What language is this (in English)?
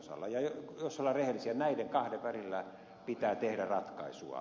Finnish